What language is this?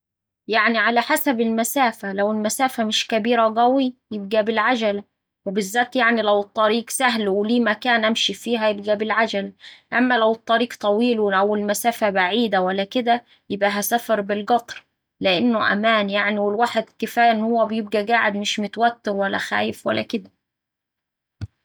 Saidi Arabic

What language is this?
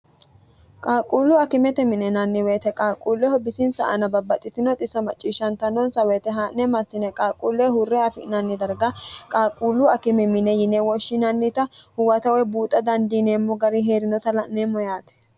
Sidamo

